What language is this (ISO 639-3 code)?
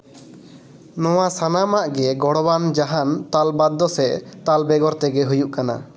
sat